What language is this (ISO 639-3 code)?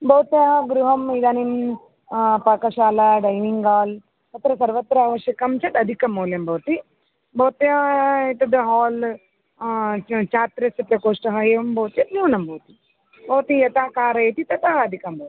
san